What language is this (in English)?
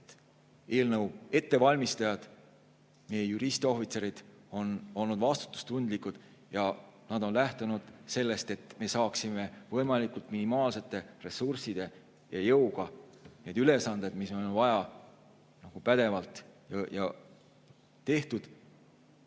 Estonian